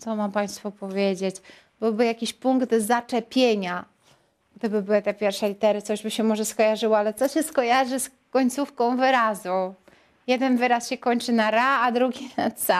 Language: Polish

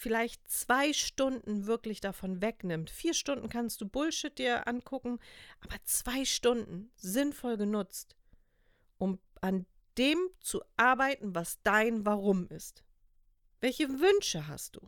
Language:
German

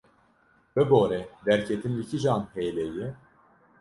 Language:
Kurdish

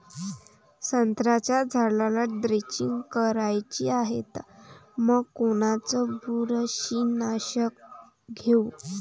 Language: Marathi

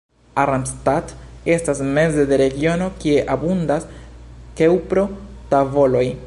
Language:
Esperanto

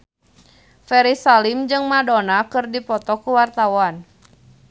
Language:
Sundanese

